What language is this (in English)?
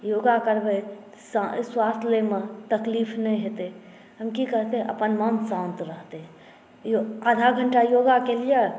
Maithili